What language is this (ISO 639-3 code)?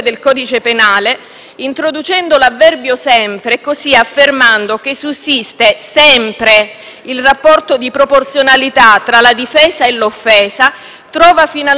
ita